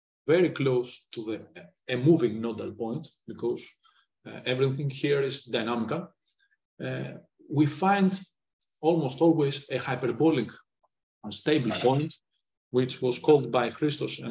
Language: English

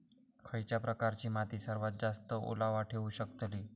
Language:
Marathi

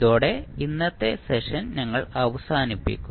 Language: Malayalam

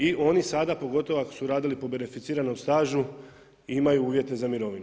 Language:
Croatian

